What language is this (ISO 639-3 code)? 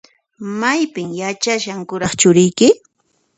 qxp